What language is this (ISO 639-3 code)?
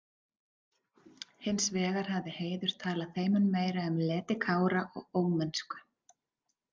isl